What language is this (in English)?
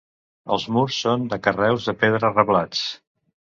Catalan